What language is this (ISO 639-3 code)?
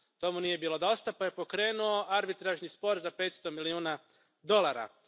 hrv